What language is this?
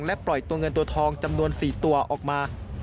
Thai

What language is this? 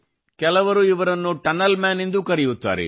Kannada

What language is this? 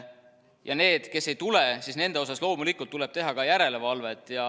Estonian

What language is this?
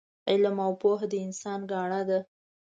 Pashto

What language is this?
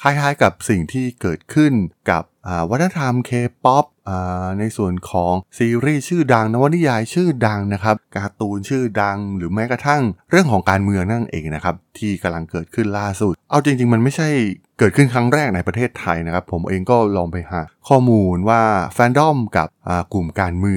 Thai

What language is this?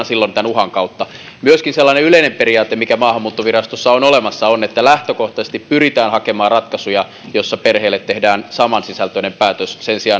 Finnish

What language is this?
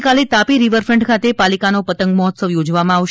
Gujarati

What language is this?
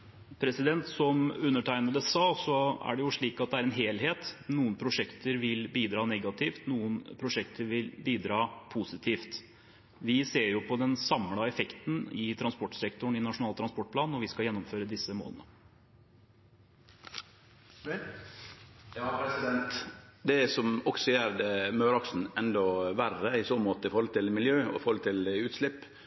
Norwegian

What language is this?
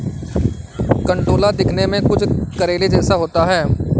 Hindi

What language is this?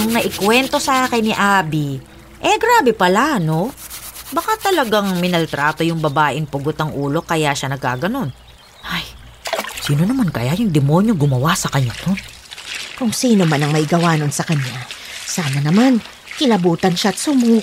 Filipino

